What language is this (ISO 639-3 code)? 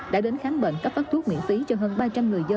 vie